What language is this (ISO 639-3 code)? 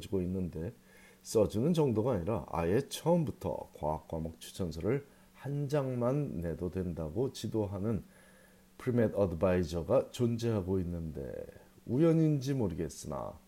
kor